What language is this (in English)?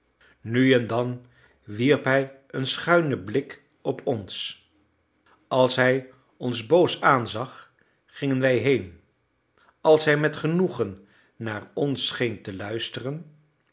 Dutch